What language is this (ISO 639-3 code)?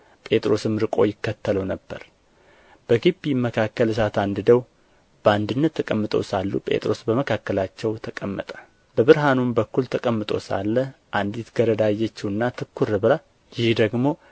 amh